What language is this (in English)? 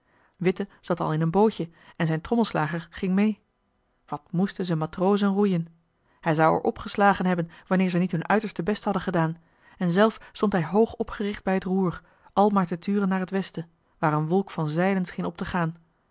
Dutch